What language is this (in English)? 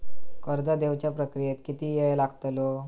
Marathi